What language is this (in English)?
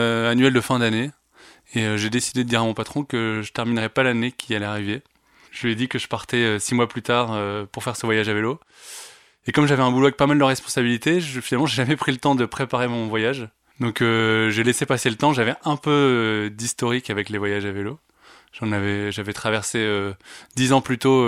French